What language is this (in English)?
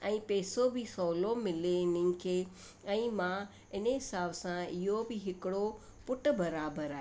Sindhi